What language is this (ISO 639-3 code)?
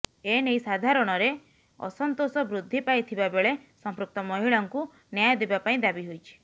ori